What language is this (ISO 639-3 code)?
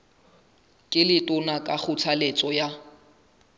sot